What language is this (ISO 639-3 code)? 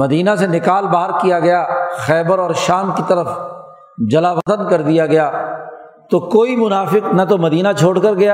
urd